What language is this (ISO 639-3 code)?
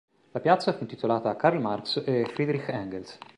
ita